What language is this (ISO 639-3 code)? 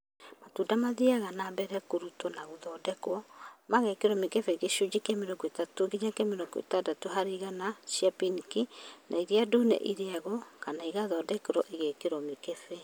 kik